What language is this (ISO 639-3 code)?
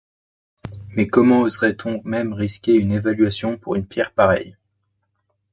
fra